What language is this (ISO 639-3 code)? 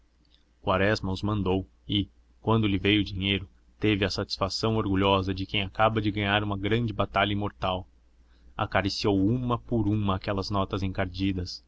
por